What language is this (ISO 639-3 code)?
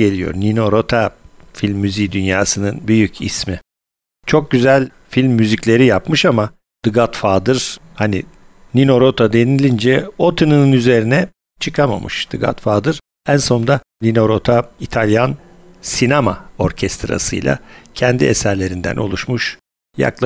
tur